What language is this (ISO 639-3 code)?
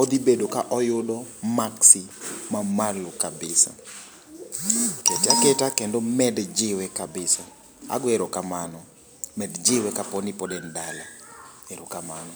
luo